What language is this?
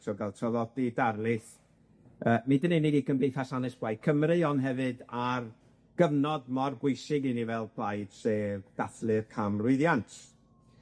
Welsh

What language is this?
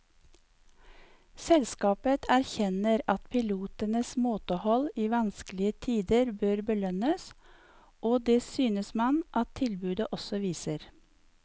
Norwegian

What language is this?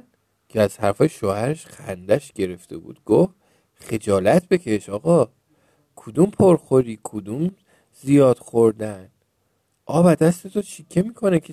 Persian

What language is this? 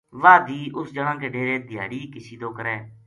Gujari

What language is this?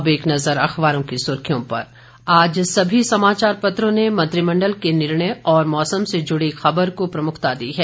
Hindi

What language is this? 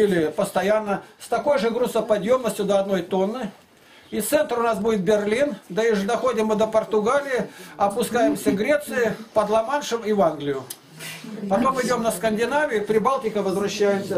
Russian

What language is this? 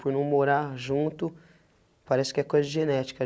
Portuguese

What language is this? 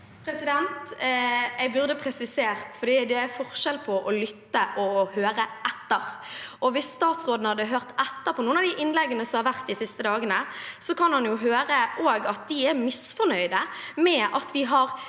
Norwegian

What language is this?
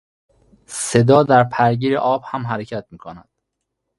Persian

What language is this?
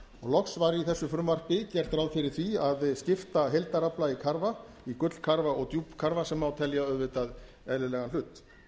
Icelandic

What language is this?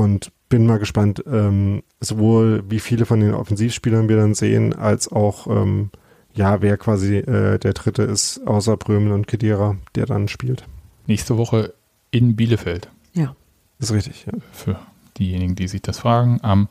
German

